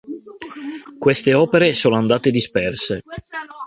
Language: Italian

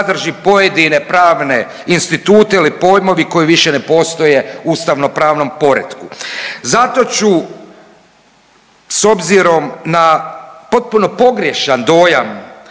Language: Croatian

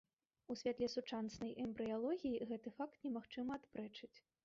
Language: Belarusian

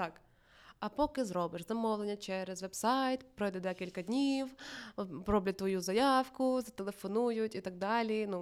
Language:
Russian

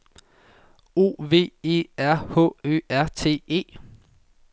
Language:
Danish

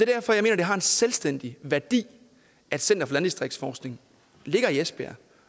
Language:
Danish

